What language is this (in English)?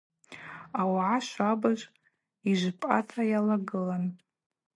Abaza